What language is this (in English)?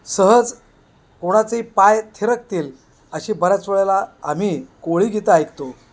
Marathi